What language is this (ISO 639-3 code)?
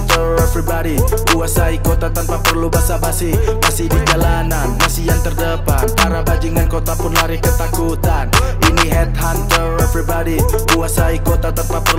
ind